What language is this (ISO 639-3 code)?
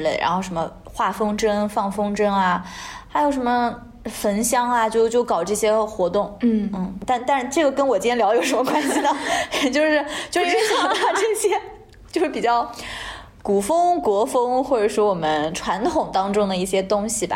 zho